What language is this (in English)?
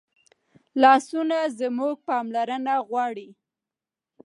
Pashto